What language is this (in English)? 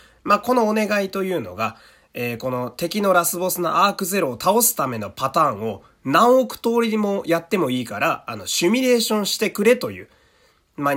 Japanese